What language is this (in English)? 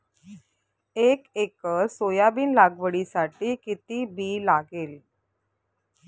Marathi